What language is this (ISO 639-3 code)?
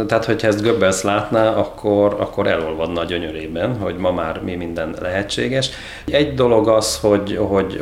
hun